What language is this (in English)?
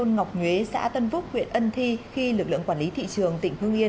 Vietnamese